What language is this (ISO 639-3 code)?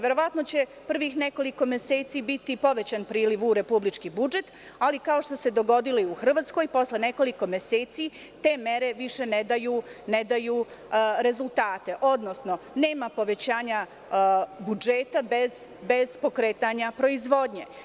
srp